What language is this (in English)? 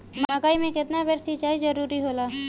Bhojpuri